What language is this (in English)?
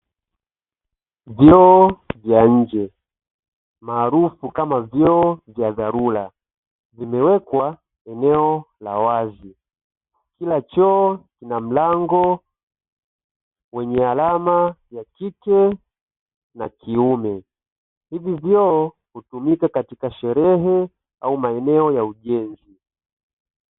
Swahili